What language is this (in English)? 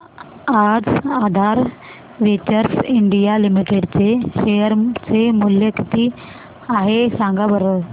Marathi